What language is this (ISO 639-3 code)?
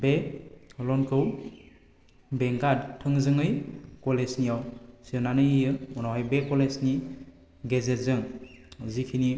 brx